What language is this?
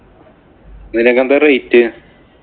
Malayalam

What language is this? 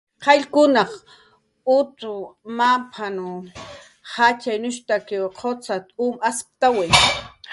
Jaqaru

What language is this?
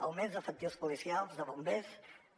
Catalan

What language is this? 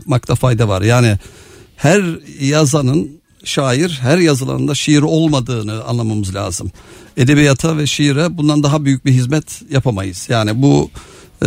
Turkish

